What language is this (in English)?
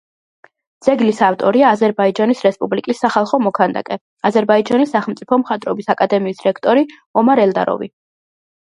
Georgian